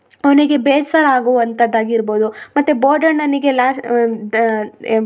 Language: Kannada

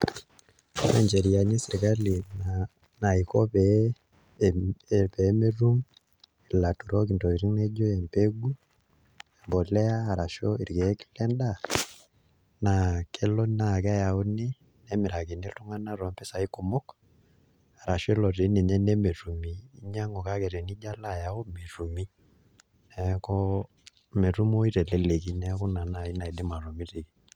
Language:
Masai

